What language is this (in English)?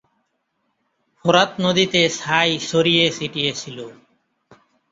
Bangla